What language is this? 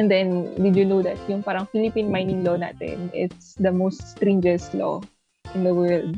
Filipino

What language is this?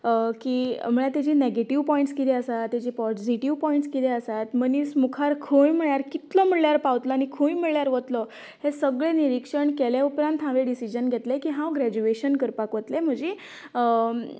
Konkani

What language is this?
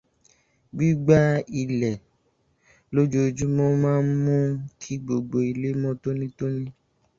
Yoruba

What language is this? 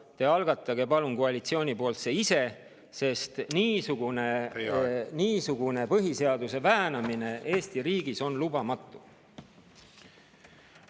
Estonian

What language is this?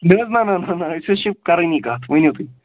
Kashmiri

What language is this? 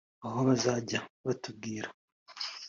Kinyarwanda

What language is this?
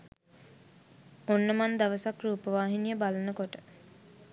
Sinhala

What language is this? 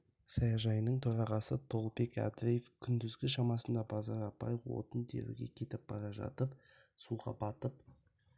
Kazakh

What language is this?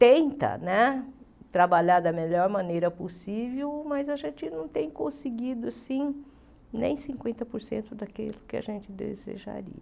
Portuguese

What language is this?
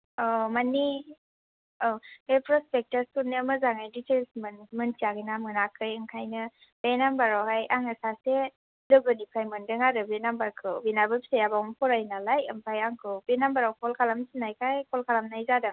Bodo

